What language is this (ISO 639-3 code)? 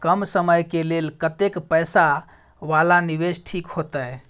mai